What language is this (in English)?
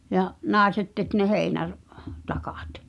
Finnish